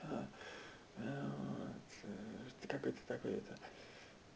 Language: Russian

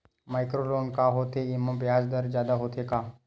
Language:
Chhattisgarhi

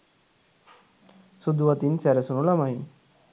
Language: Sinhala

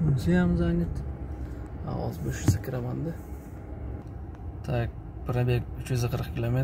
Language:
Turkish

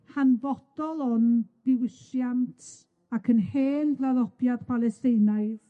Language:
Welsh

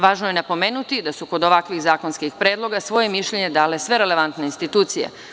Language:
Serbian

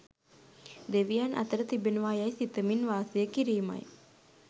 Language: Sinhala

